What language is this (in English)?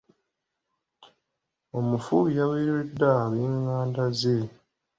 Ganda